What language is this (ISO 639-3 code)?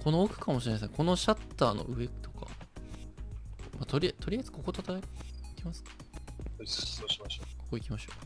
jpn